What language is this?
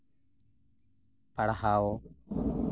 Santali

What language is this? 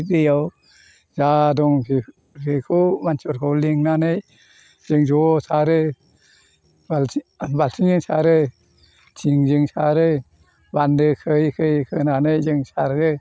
Bodo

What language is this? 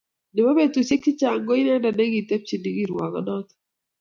Kalenjin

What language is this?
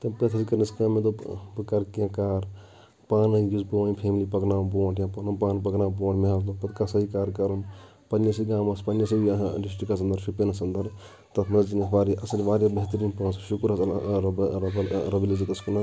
Kashmiri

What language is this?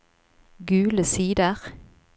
Norwegian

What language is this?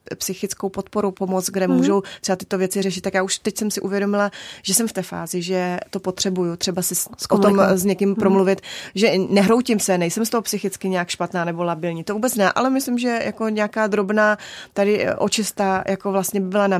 Czech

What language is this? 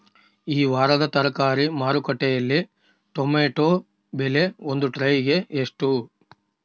Kannada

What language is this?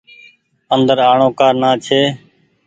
Goaria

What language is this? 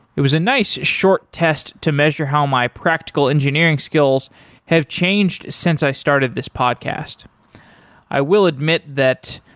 English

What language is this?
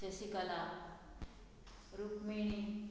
Konkani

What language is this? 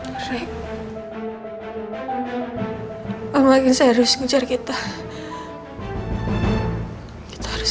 Indonesian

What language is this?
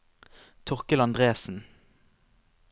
Norwegian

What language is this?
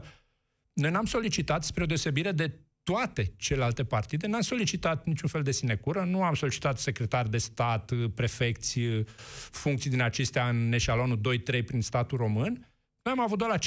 Romanian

